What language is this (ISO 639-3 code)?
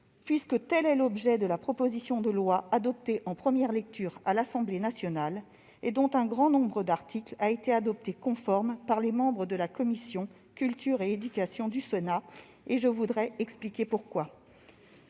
fra